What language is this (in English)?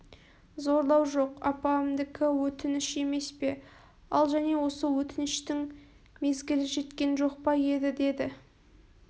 Kazakh